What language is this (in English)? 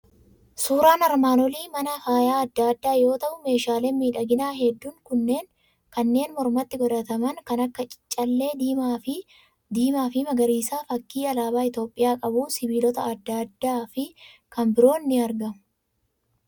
Oromo